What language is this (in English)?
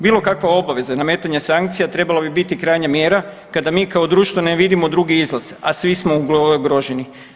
Croatian